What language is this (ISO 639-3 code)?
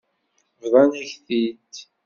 kab